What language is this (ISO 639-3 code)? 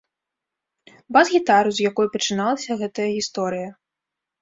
bel